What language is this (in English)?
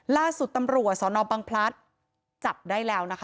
Thai